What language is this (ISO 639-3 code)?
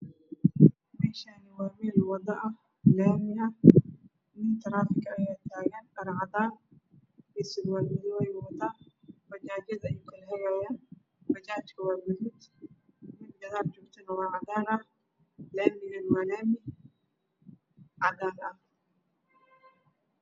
som